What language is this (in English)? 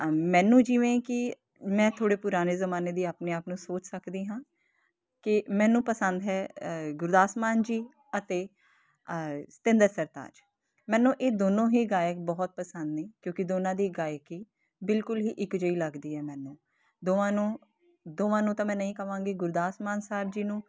Punjabi